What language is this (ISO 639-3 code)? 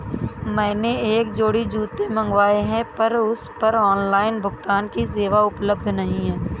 hin